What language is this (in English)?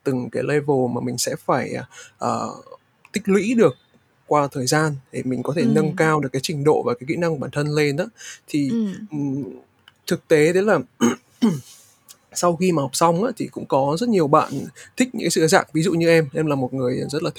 Vietnamese